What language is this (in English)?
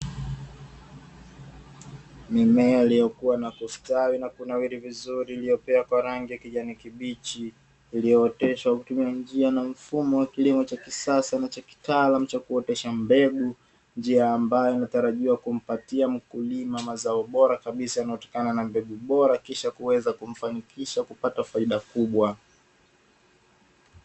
Swahili